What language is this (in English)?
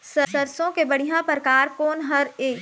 Chhattisgarhi